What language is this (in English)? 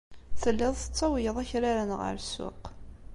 Kabyle